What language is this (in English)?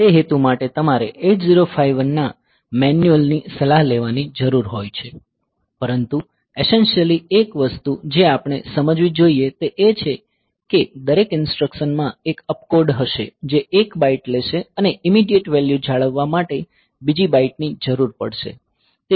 Gujarati